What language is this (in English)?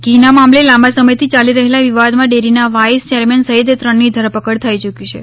Gujarati